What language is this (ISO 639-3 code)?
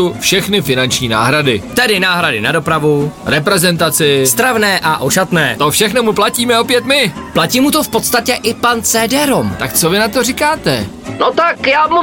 ces